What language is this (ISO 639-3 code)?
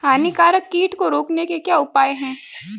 hin